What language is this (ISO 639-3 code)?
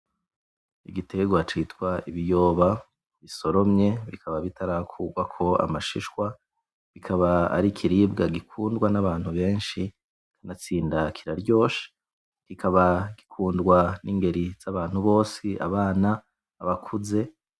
run